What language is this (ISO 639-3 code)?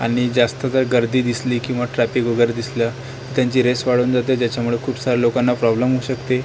mar